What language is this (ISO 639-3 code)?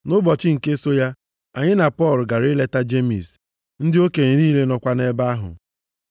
ibo